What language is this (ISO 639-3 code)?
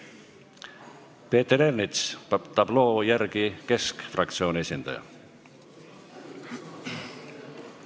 est